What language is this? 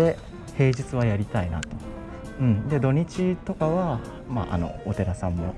Japanese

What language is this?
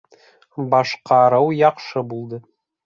Bashkir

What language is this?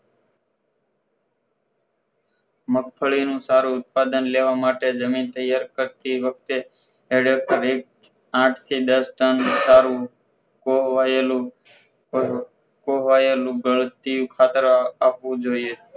Gujarati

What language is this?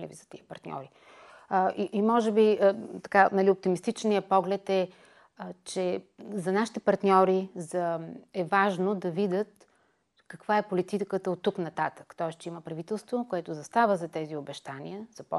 Bulgarian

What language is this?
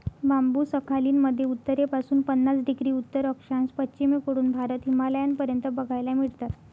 Marathi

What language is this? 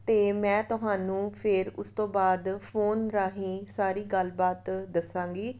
Punjabi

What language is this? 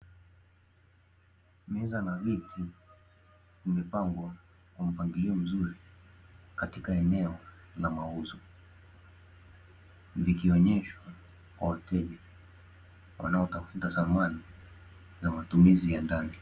Swahili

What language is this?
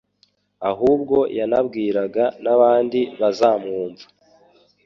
Kinyarwanda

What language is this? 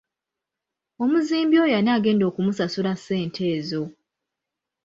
Ganda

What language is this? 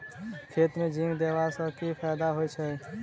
Maithili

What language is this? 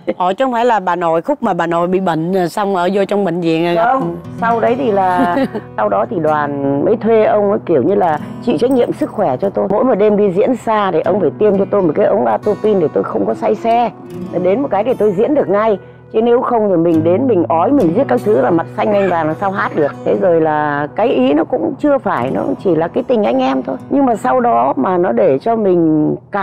Vietnamese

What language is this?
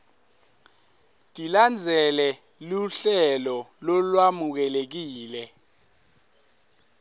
Swati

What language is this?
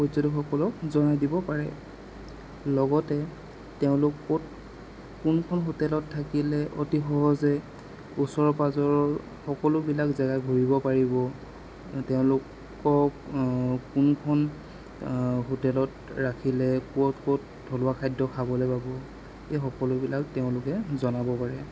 Assamese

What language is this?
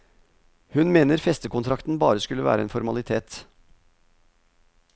Norwegian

